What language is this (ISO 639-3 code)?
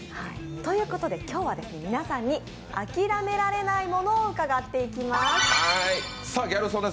jpn